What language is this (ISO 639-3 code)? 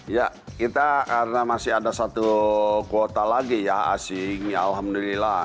ind